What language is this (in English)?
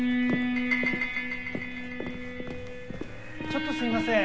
Japanese